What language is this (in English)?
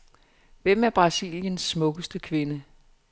Danish